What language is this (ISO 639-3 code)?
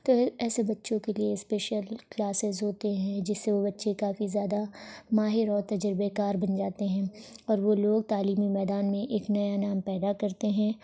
urd